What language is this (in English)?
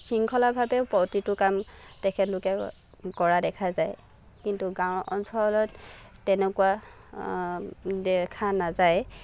Assamese